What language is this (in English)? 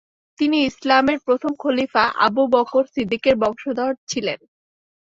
Bangla